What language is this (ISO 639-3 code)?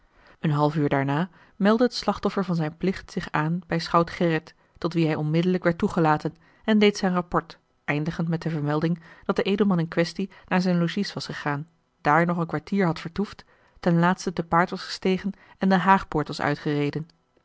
nld